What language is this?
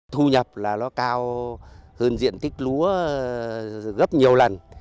Vietnamese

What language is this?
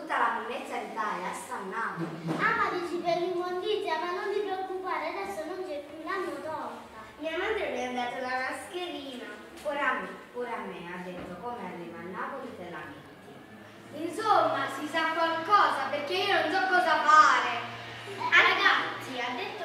Italian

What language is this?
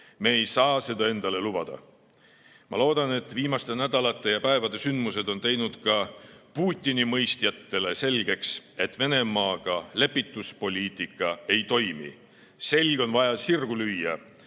Estonian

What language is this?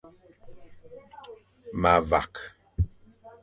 Fang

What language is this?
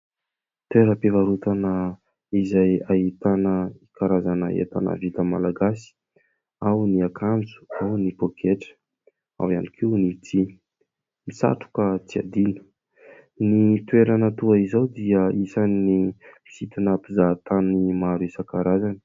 Malagasy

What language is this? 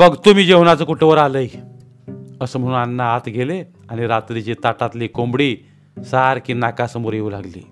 Marathi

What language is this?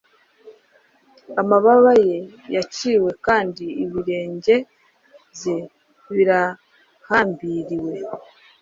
Kinyarwanda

